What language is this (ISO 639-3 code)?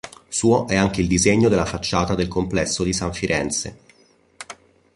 ita